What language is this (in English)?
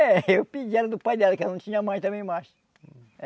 Portuguese